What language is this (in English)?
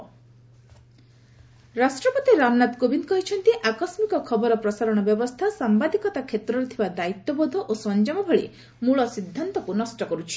Odia